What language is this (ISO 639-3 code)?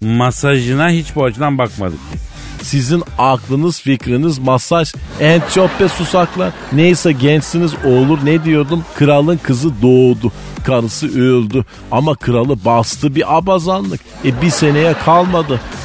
tur